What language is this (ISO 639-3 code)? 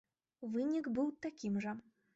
bel